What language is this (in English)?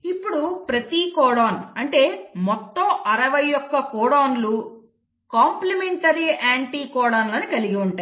Telugu